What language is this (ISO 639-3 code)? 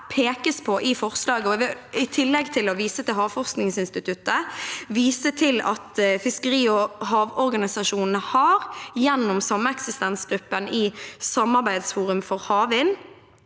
nor